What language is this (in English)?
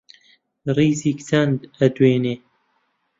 Central Kurdish